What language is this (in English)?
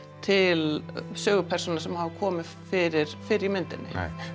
Icelandic